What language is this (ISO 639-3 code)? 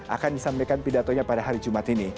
ind